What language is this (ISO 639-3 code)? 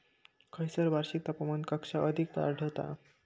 mar